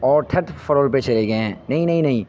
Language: Urdu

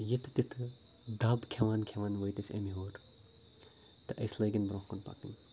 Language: Kashmiri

